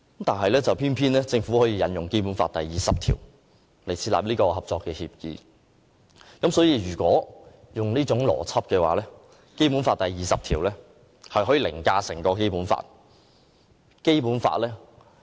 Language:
Cantonese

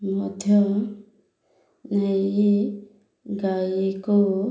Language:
Odia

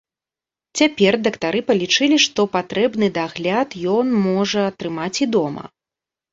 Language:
Belarusian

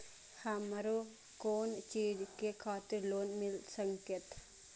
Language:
Maithili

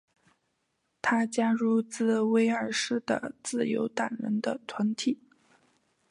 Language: Chinese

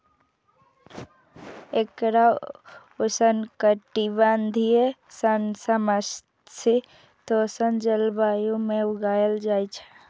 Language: Maithili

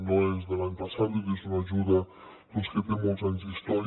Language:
Catalan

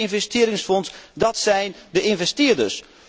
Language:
Dutch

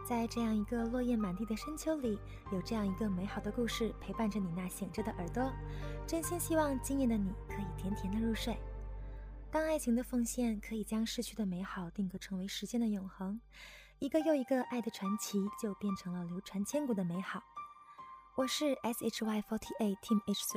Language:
Chinese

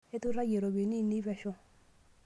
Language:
Masai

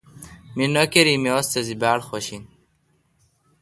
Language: Kalkoti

